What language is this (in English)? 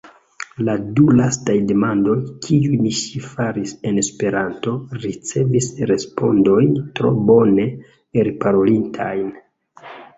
Esperanto